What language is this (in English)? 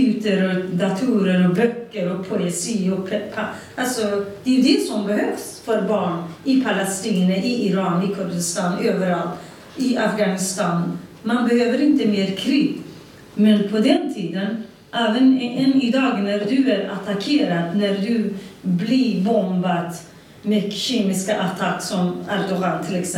Swedish